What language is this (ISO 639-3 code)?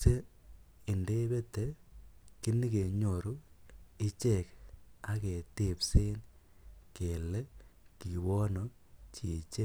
kln